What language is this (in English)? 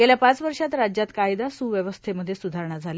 Marathi